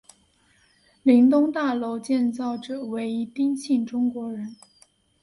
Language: Chinese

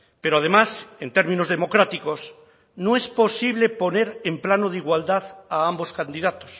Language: Spanish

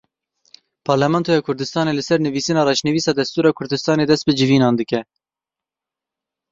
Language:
Kurdish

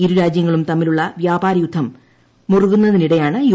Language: Malayalam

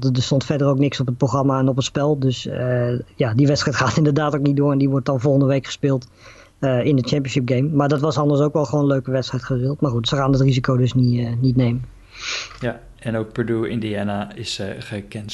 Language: Dutch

